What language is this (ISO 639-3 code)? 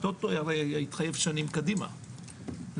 heb